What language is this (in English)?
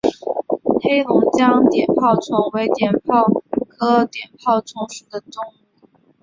Chinese